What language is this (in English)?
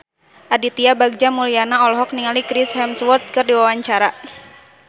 Sundanese